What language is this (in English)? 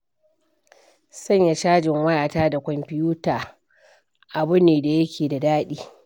Hausa